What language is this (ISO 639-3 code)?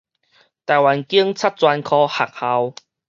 nan